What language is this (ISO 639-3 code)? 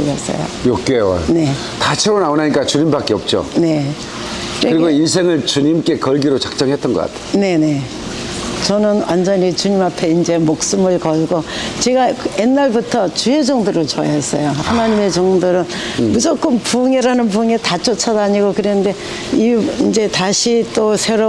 kor